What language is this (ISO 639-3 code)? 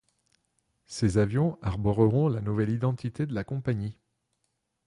fra